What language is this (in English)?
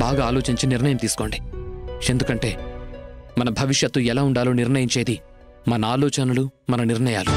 Telugu